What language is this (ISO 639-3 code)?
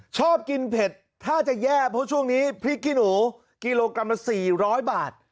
tha